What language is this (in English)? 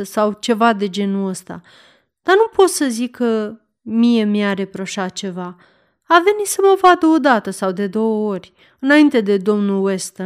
Romanian